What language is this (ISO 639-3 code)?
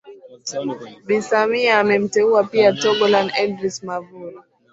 swa